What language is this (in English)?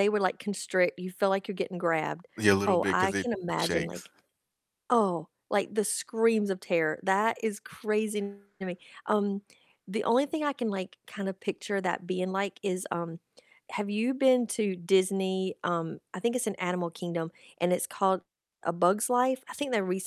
English